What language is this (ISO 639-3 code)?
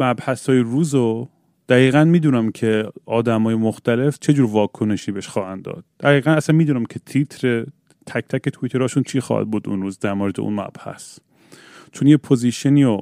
fas